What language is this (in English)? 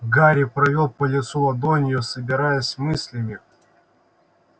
Russian